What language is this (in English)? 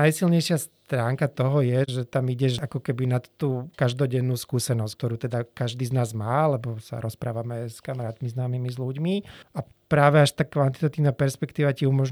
Slovak